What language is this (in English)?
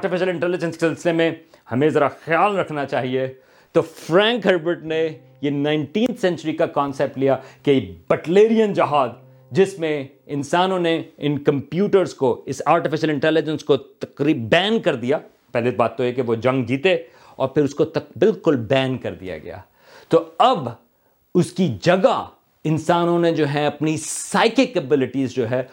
Urdu